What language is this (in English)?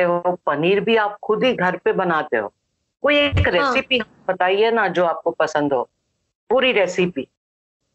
Hindi